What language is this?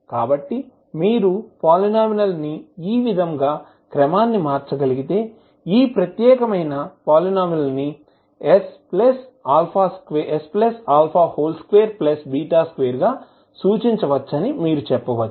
Telugu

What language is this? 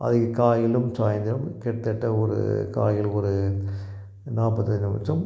Tamil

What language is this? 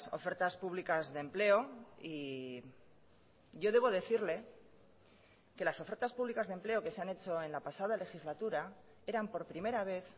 Spanish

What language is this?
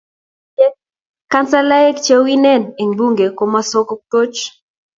Kalenjin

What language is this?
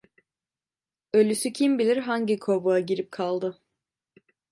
Turkish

